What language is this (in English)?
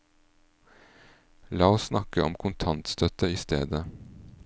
Norwegian